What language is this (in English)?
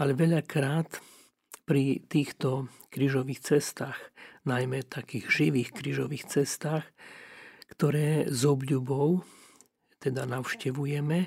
Slovak